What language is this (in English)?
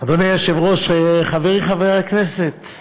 Hebrew